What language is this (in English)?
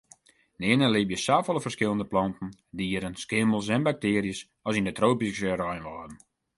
Western Frisian